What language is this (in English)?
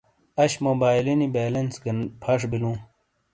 Shina